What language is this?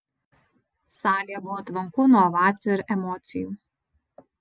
Lithuanian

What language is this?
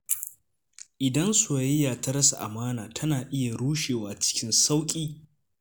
Hausa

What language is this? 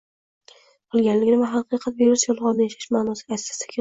Uzbek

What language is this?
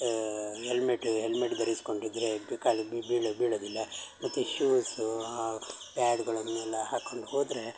Kannada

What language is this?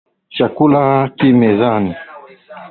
Swahili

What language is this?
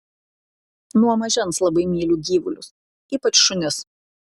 Lithuanian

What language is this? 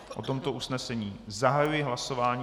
Czech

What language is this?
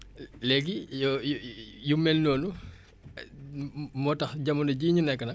Wolof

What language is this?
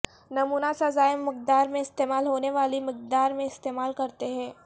Urdu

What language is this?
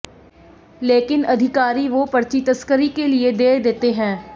Hindi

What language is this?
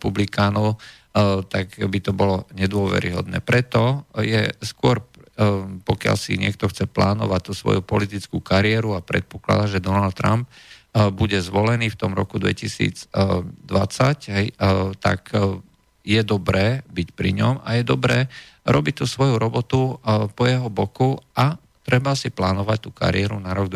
Slovak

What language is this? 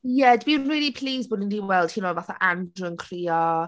Welsh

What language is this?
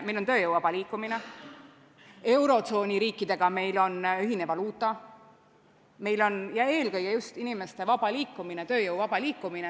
Estonian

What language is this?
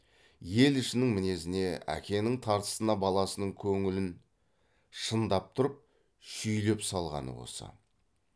Kazakh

